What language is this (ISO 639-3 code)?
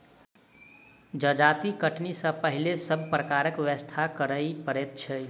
mai